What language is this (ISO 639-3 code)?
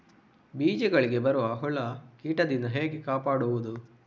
kan